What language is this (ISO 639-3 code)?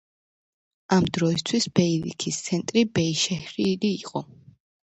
kat